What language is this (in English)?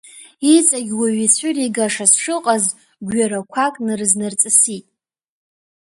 Abkhazian